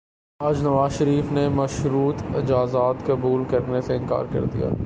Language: Urdu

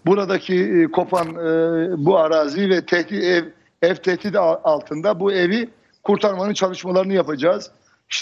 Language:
Turkish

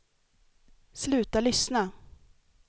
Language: Swedish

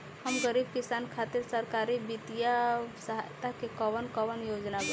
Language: Bhojpuri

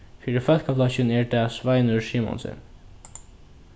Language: Faroese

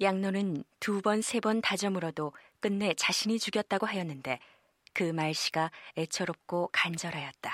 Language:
Korean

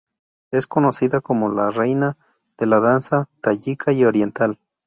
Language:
Spanish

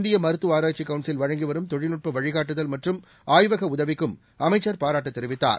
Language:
Tamil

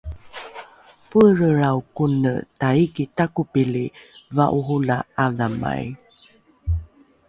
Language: Rukai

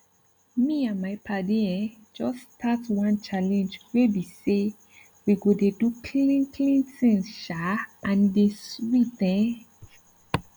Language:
Nigerian Pidgin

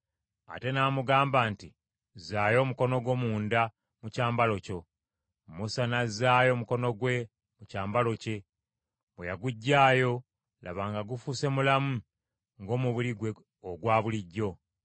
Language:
Ganda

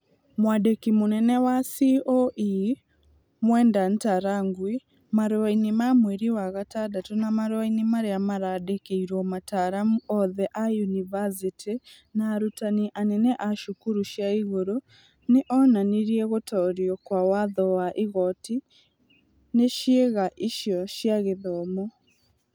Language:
Kikuyu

